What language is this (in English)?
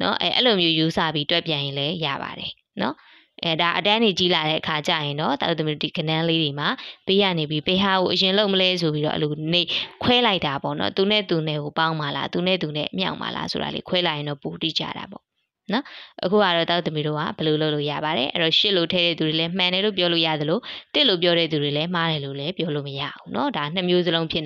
Vietnamese